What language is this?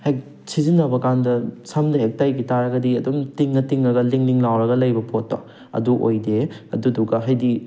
Manipuri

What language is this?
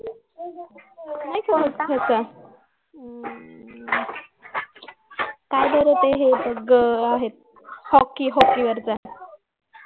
Marathi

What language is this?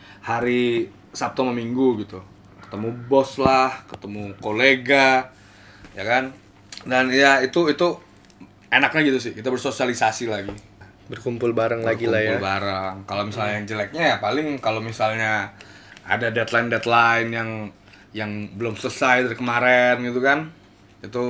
Indonesian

